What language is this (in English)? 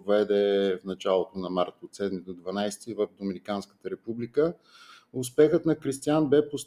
Bulgarian